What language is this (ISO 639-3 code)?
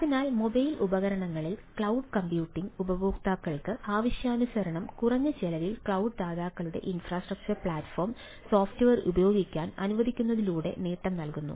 mal